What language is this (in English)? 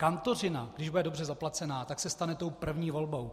Czech